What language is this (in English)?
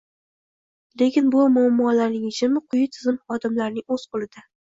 Uzbek